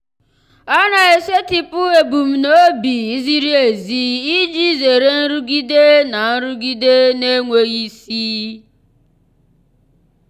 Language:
Igbo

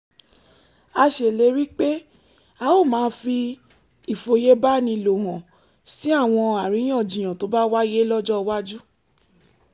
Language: Yoruba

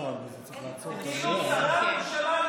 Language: Hebrew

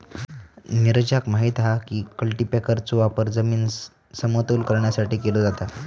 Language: Marathi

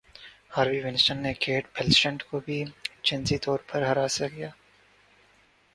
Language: Urdu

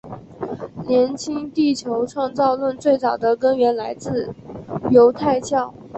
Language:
Chinese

